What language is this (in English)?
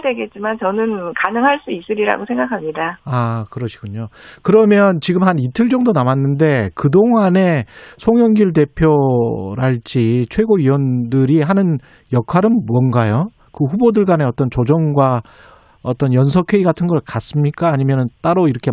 Korean